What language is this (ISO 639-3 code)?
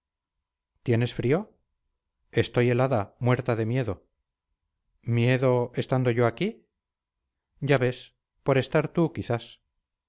spa